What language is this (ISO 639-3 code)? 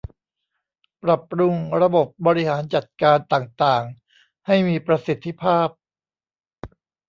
tha